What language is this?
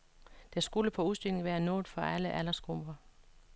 Danish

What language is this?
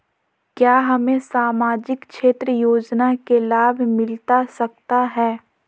Magahi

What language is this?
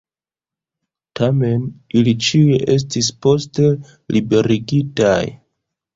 Esperanto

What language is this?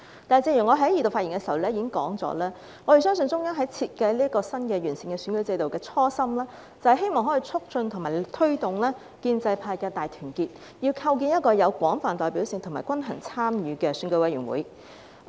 Cantonese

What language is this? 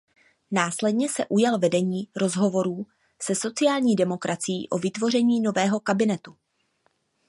Czech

